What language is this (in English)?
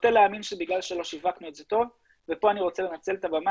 Hebrew